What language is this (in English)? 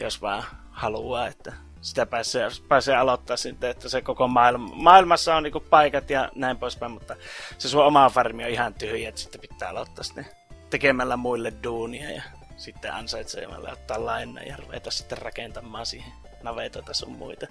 Finnish